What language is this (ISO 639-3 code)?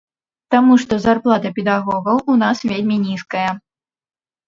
bel